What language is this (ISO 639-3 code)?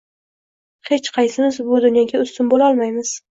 uzb